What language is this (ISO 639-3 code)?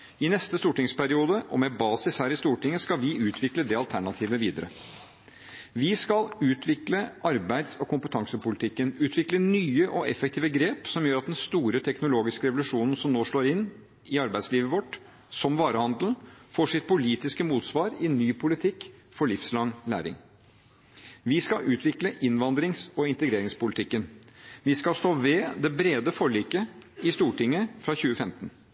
nob